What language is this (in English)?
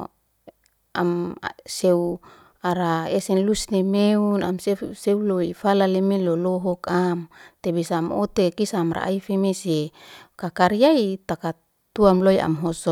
Liana-Seti